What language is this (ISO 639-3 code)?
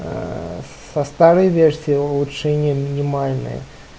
rus